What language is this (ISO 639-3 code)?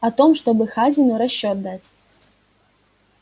rus